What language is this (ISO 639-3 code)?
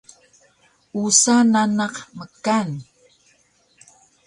trv